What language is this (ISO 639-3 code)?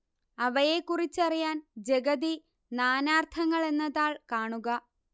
mal